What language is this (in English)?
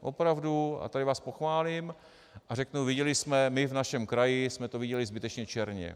Czech